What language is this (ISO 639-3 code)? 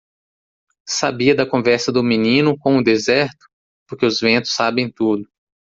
por